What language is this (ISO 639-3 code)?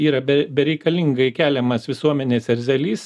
lit